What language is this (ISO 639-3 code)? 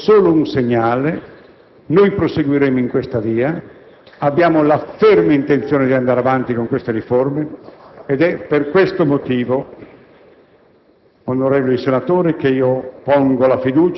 ita